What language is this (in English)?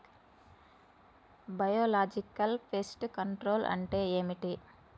Telugu